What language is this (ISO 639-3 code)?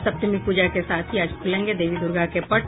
hin